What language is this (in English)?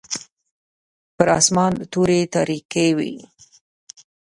Pashto